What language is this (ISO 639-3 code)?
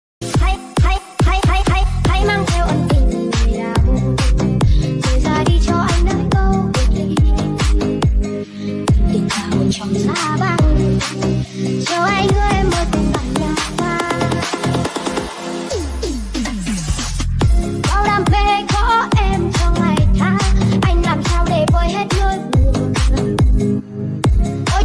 vie